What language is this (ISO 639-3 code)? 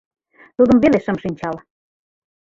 chm